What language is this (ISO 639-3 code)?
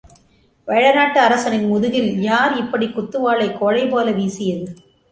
tam